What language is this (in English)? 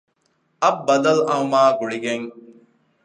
Divehi